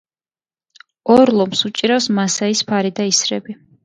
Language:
Georgian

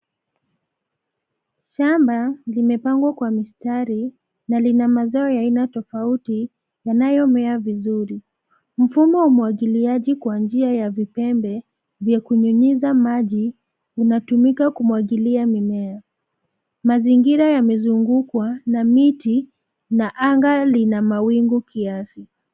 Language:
Swahili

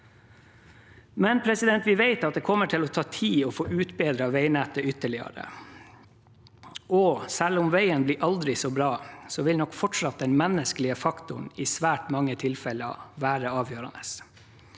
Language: Norwegian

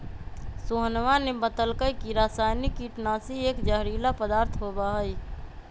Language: Magahi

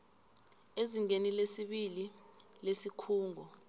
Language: South Ndebele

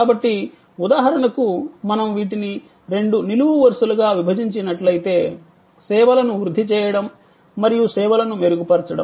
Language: Telugu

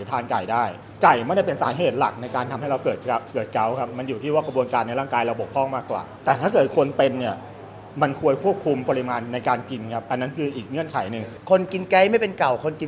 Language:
Thai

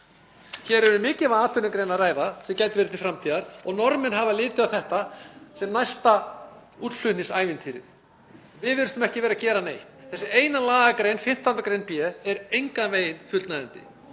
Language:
Icelandic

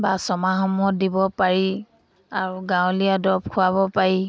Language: Assamese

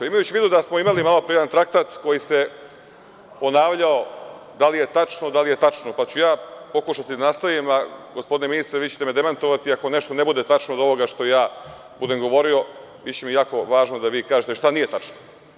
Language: Serbian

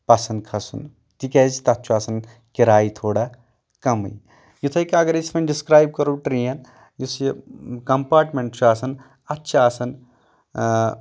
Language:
Kashmiri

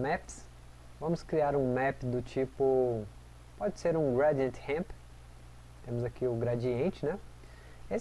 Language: Portuguese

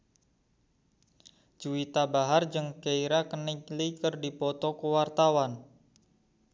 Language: Sundanese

